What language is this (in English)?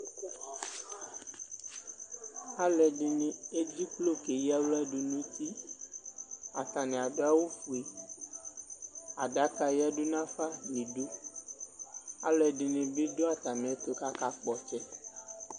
Ikposo